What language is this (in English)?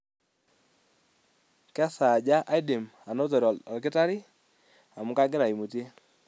Masai